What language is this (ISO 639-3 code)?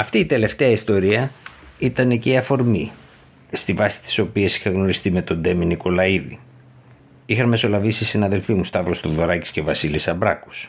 ell